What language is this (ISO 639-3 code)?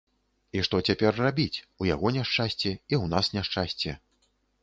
bel